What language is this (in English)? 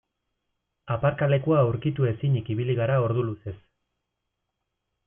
Basque